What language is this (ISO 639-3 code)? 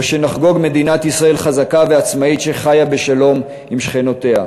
heb